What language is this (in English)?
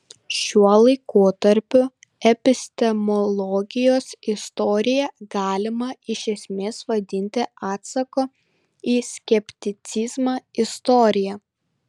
Lithuanian